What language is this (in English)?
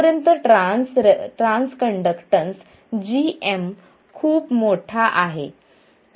Marathi